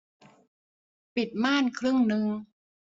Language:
Thai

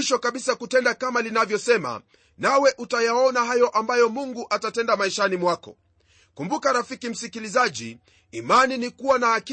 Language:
Swahili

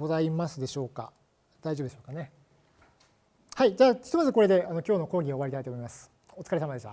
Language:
Japanese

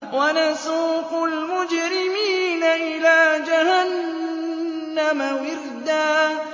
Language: Arabic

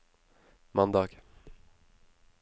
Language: Norwegian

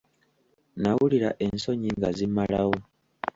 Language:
Ganda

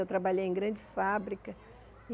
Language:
Portuguese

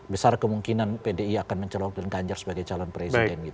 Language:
Indonesian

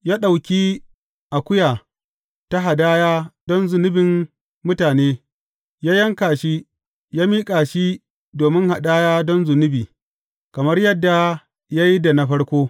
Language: Hausa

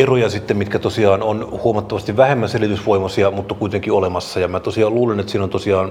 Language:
Finnish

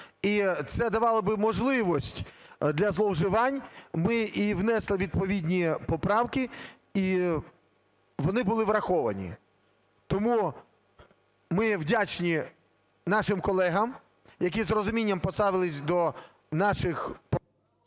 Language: Ukrainian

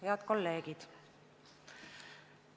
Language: Estonian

